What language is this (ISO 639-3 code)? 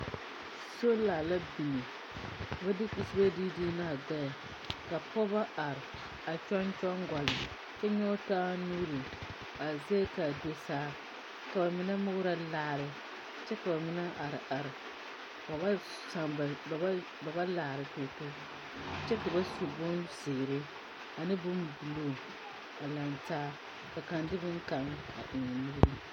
dga